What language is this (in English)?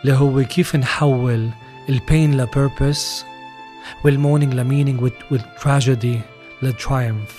Arabic